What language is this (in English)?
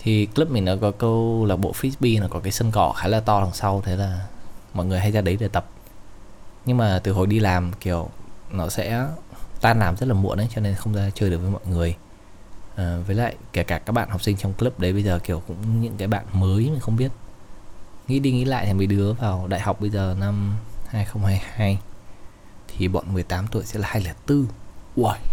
Vietnamese